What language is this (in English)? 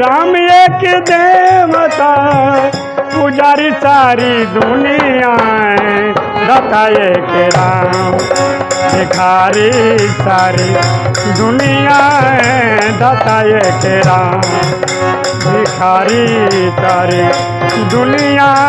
Hindi